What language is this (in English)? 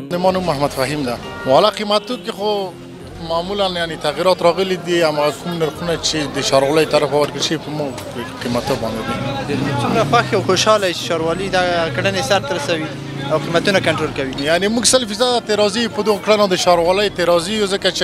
Arabic